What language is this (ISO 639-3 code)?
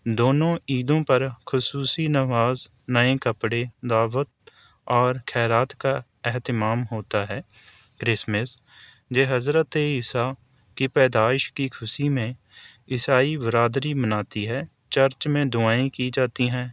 urd